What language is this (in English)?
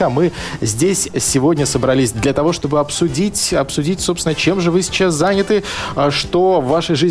Russian